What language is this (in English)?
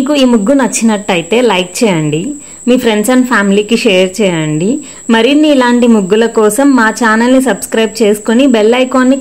English